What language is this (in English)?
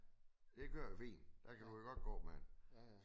Danish